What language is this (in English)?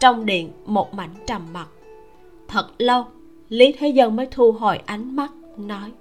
Vietnamese